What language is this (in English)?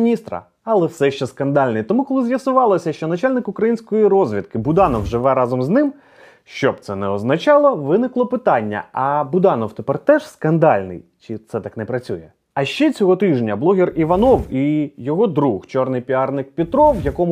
Ukrainian